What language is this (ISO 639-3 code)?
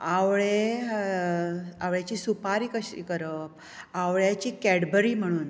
kok